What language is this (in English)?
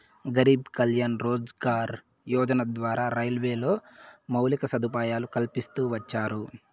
Telugu